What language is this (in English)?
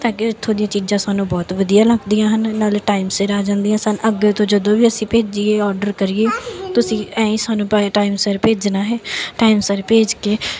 Punjabi